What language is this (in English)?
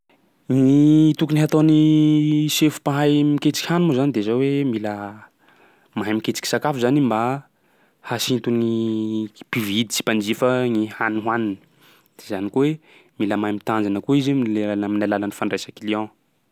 Sakalava Malagasy